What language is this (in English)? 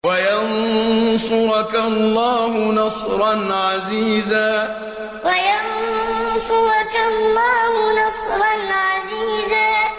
Arabic